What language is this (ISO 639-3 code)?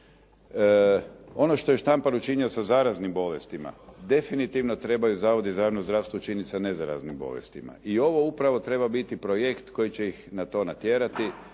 hrv